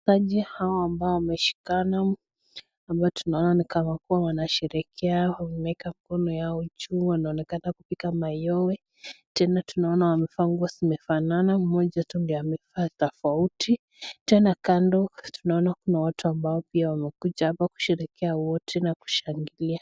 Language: Swahili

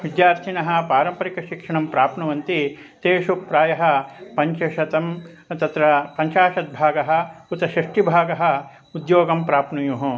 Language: Sanskrit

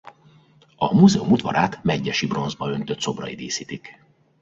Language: Hungarian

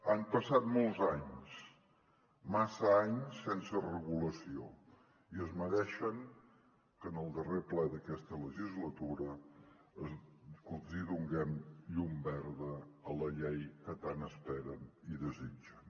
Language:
Catalan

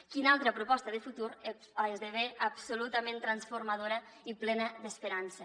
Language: Catalan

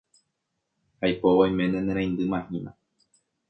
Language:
Guarani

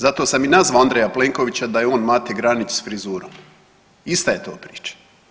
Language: Croatian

